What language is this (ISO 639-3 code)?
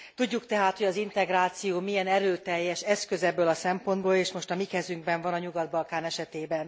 hun